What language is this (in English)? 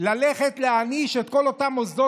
Hebrew